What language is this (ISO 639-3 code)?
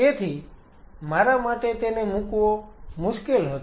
guj